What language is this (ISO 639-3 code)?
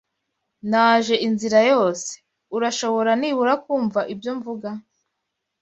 kin